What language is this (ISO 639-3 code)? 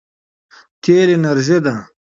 pus